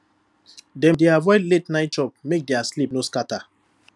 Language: Nigerian Pidgin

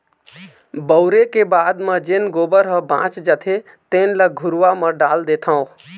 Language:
Chhattisgarhi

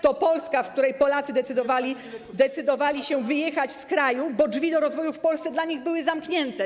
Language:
Polish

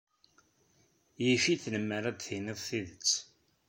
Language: Kabyle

